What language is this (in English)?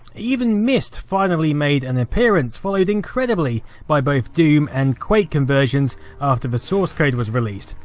English